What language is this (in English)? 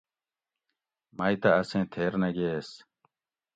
Gawri